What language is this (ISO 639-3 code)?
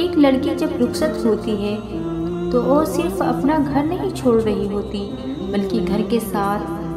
hin